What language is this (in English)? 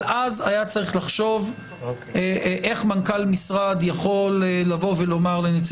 Hebrew